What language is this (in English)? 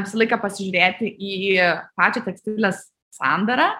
Lithuanian